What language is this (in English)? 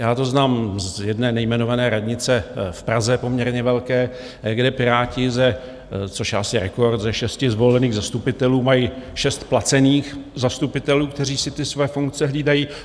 Czech